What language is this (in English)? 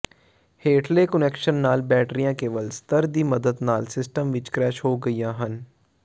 Punjabi